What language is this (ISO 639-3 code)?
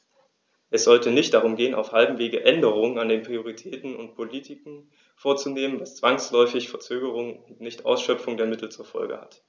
deu